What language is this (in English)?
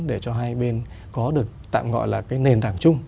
Vietnamese